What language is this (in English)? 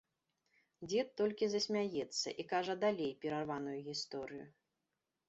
Belarusian